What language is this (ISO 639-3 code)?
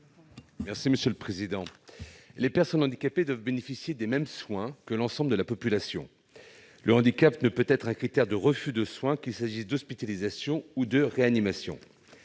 fra